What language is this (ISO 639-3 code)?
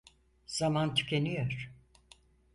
tur